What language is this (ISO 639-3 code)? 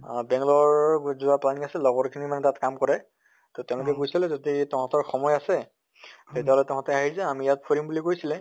asm